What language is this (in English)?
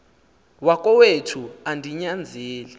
Xhosa